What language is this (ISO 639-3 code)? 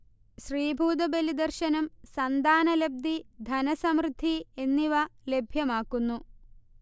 mal